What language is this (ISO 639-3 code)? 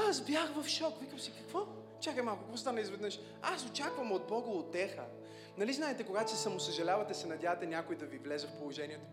bul